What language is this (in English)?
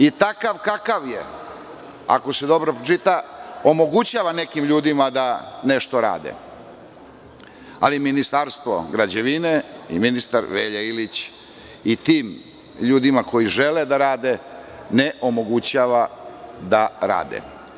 Serbian